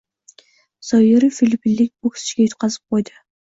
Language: Uzbek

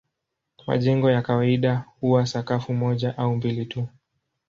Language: Swahili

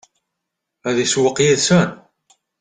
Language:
Kabyle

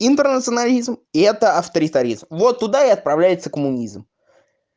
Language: Russian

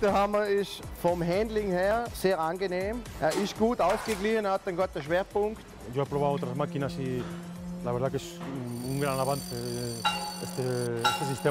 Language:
Dutch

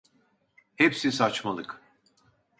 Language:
Turkish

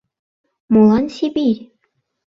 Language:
Mari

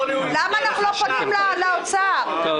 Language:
Hebrew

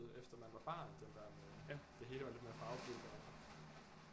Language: Danish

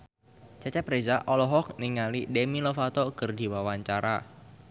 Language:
Sundanese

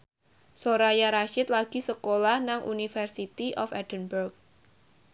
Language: Javanese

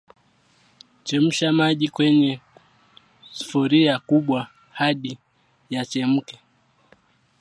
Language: Swahili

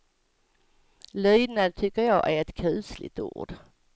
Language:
Swedish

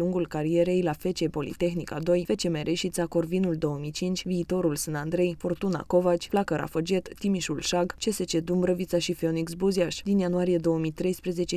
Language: Romanian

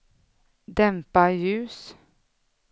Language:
Swedish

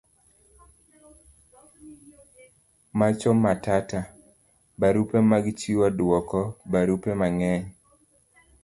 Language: Luo (Kenya and Tanzania)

